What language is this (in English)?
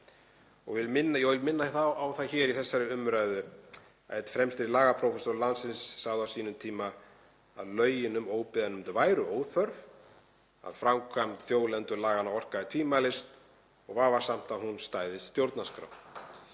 Icelandic